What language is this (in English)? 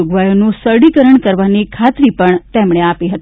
Gujarati